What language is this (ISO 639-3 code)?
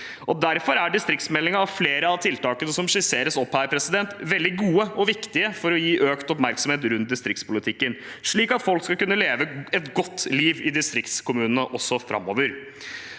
nor